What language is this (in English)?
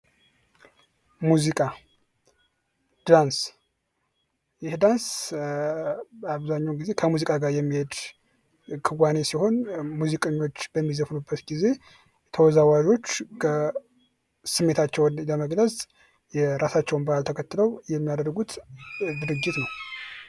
Amharic